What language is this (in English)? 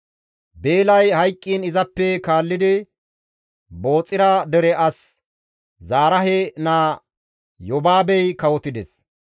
Gamo